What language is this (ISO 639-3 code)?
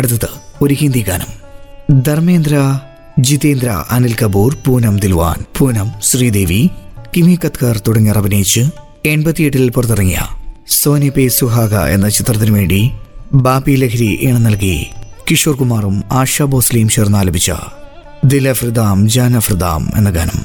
mal